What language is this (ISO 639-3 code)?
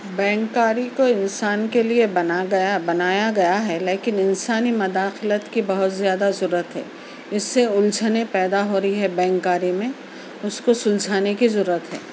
urd